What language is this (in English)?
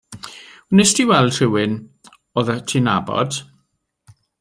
Welsh